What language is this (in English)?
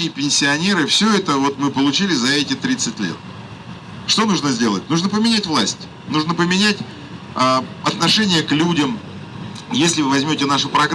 Russian